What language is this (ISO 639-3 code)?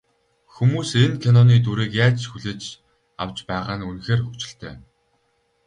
mon